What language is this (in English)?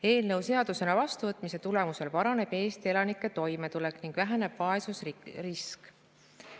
Estonian